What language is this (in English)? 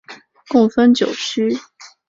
Chinese